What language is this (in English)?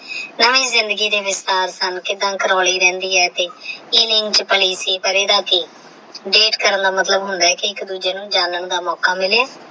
Punjabi